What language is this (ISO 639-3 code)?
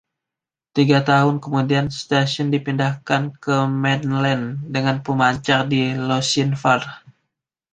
ind